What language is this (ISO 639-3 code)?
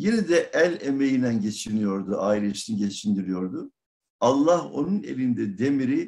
tur